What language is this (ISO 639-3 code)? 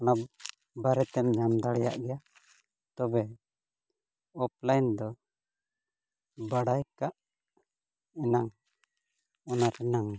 sat